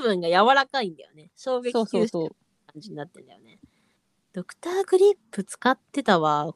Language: Japanese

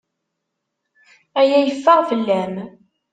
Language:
Kabyle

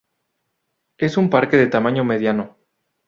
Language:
Spanish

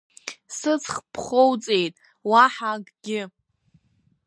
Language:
Abkhazian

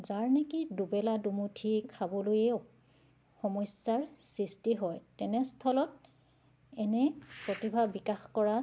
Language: Assamese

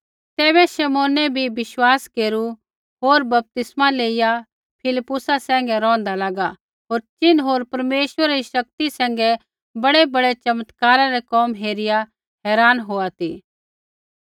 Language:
Kullu Pahari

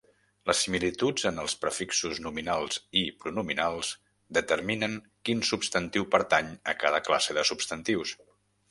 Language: Catalan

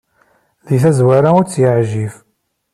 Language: Kabyle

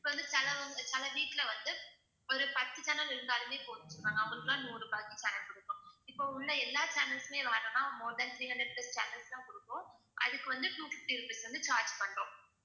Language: Tamil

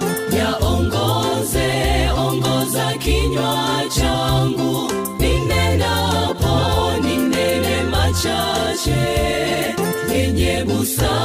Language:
Swahili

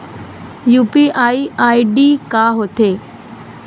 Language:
Chhattisgarhi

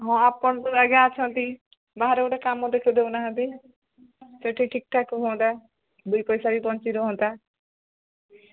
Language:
Odia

